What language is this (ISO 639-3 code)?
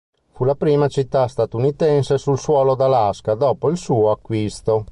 ita